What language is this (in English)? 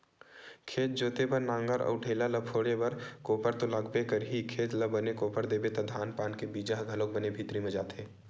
Chhattisgarhi